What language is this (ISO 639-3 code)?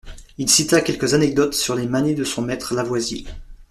fra